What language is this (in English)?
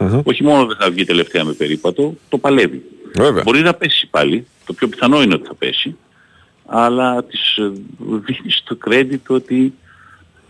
Greek